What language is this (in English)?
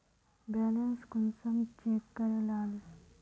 Magahi